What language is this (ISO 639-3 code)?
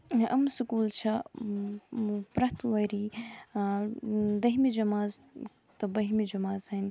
kas